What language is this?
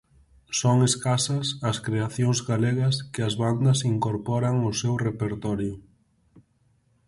Galician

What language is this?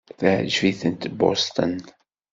Kabyle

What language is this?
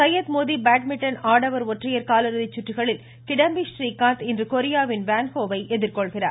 Tamil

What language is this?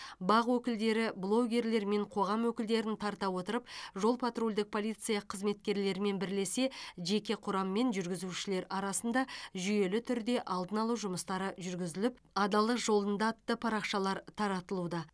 Kazakh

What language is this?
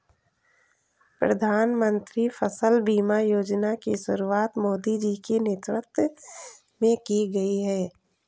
Hindi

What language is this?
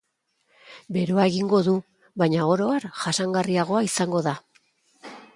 Basque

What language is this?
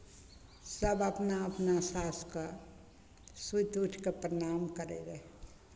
Maithili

